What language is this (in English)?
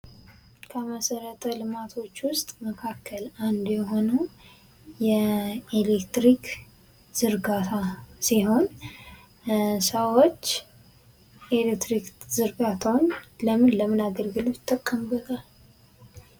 Amharic